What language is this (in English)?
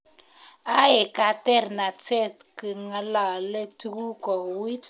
Kalenjin